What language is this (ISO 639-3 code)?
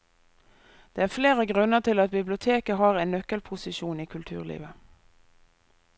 nor